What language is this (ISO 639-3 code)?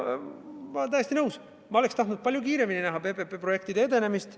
est